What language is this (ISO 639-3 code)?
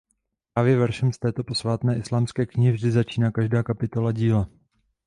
ces